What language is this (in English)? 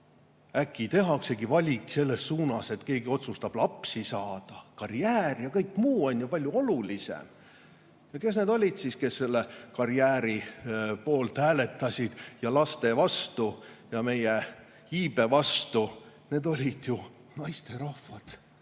Estonian